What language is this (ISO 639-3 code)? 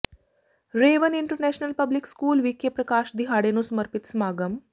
pan